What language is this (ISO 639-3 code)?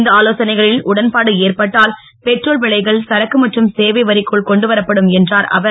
tam